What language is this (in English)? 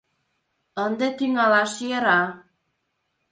Mari